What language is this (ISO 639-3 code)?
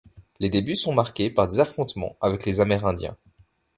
fra